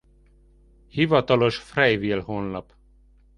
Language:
Hungarian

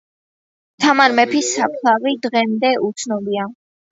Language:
Georgian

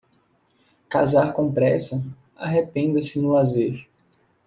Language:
Portuguese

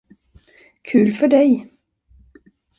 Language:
Swedish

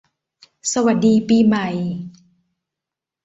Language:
Thai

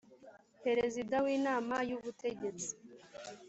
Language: Kinyarwanda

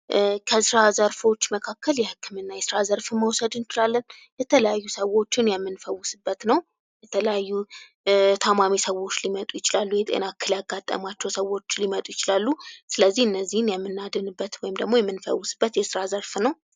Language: Amharic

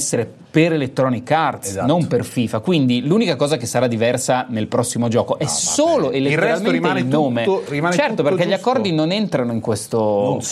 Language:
Italian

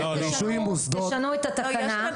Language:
Hebrew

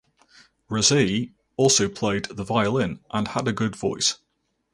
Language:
English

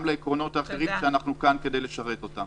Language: Hebrew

